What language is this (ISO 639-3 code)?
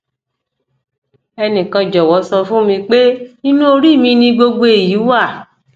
yor